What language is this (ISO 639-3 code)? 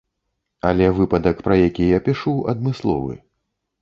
bel